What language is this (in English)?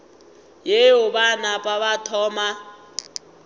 Northern Sotho